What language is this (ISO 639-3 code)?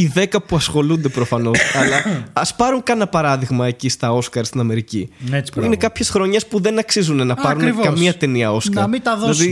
ell